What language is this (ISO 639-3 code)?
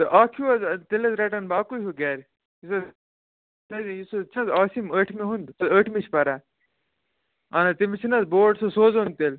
kas